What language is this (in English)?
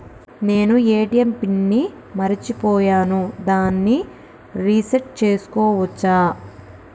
Telugu